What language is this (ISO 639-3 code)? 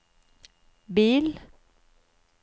nor